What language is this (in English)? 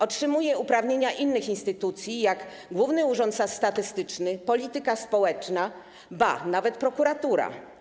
Polish